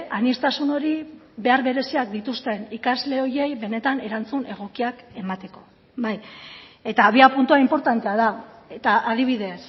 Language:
Basque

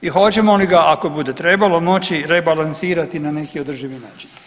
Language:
Croatian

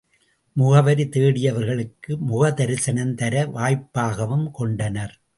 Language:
Tamil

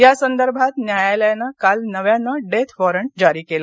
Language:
Marathi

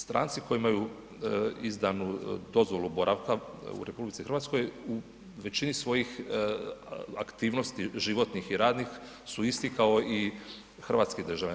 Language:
Croatian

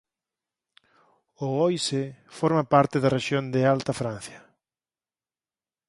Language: Galician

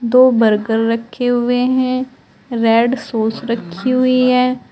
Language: Hindi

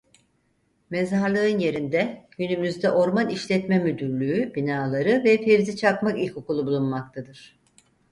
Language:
Turkish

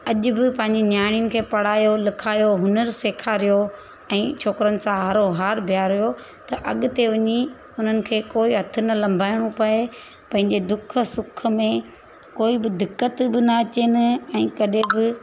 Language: Sindhi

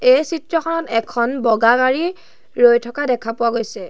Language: Assamese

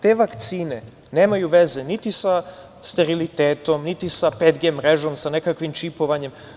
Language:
Serbian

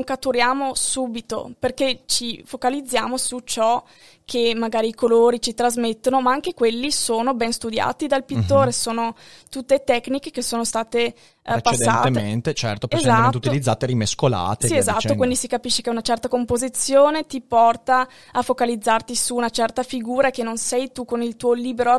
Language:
Italian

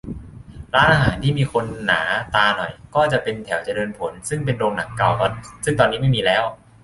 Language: Thai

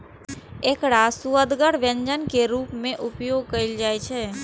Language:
Maithili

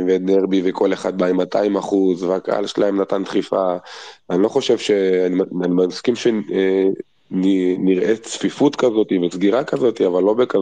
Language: Hebrew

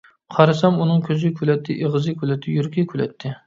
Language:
Uyghur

